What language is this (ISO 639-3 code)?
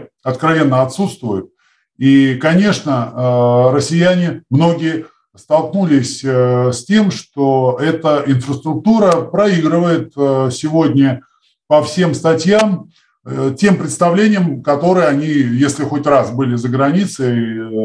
rus